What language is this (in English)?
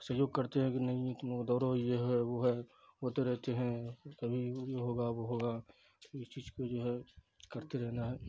Urdu